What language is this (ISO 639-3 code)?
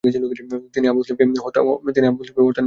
ben